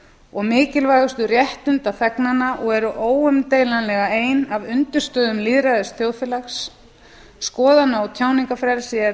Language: Icelandic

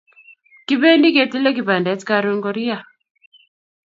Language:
Kalenjin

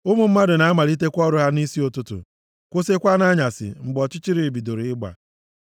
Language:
Igbo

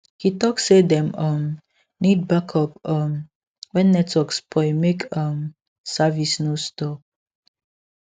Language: Nigerian Pidgin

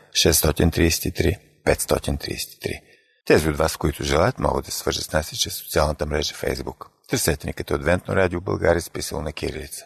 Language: Bulgarian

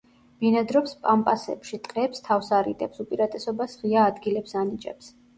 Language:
Georgian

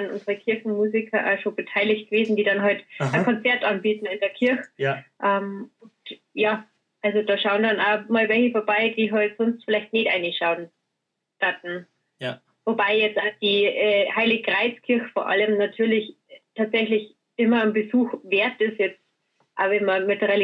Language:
German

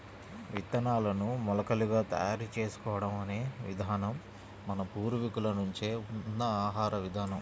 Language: Telugu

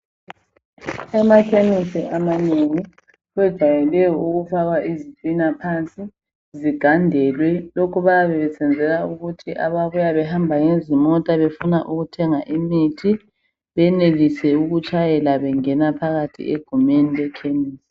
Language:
North Ndebele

